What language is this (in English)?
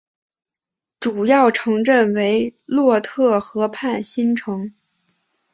Chinese